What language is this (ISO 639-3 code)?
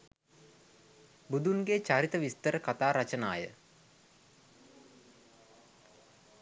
sin